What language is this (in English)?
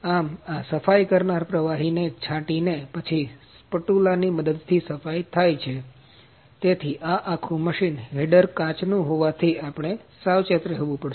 Gujarati